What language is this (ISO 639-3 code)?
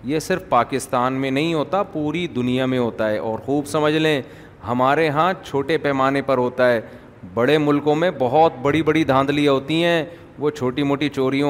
urd